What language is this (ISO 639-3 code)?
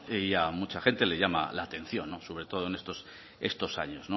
spa